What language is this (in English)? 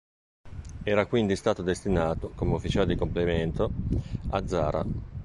Italian